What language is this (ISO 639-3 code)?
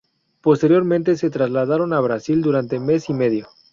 spa